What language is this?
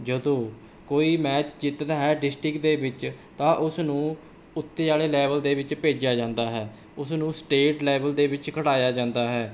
Punjabi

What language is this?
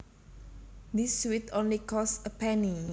Javanese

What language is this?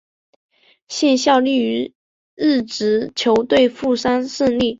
Chinese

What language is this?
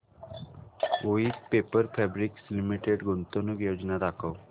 Marathi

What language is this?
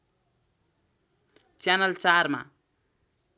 Nepali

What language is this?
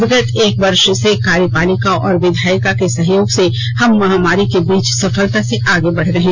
Hindi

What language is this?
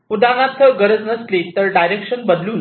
Marathi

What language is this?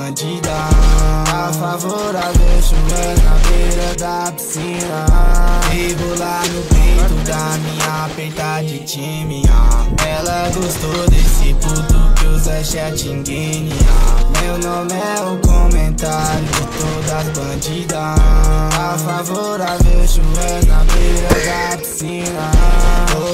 Indonesian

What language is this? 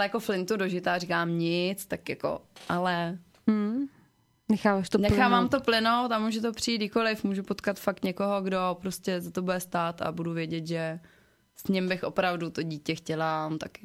Czech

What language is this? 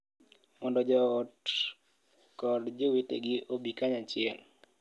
Luo (Kenya and Tanzania)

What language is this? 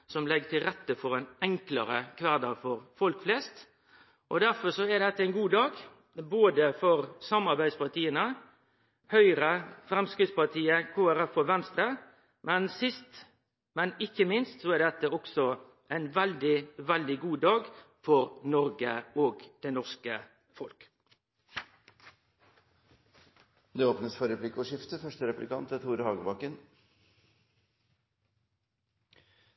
Norwegian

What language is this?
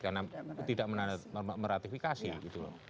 Indonesian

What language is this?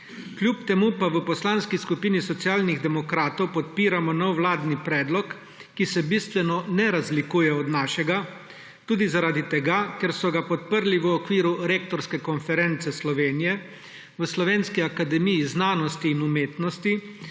Slovenian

